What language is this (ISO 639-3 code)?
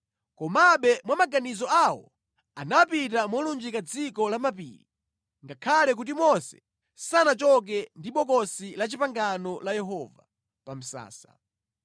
nya